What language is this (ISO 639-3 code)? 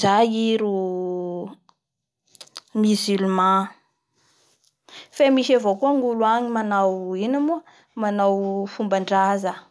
bhr